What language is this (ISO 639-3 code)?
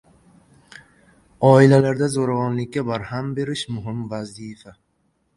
uzb